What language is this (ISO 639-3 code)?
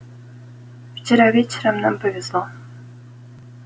rus